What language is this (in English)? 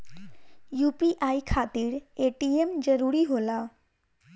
Bhojpuri